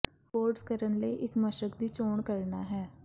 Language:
Punjabi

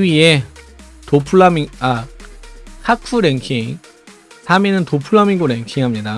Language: Korean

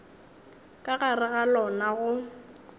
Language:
Northern Sotho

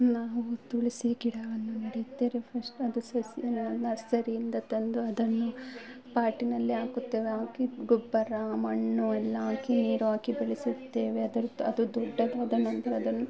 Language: Kannada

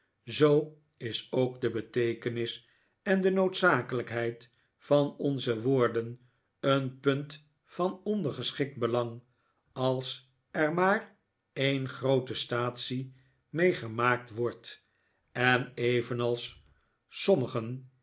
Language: Dutch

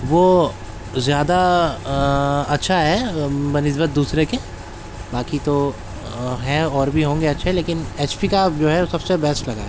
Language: Urdu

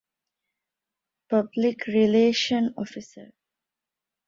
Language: Divehi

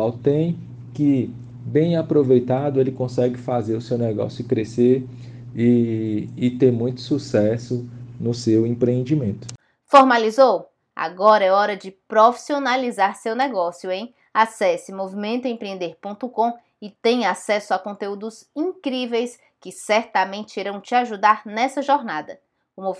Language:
Portuguese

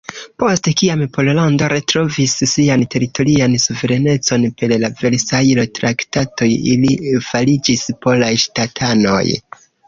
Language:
Esperanto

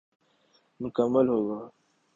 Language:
Urdu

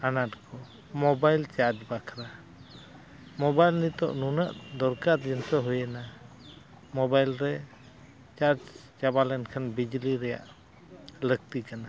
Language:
Santali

